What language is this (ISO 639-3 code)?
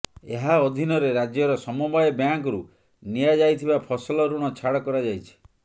ori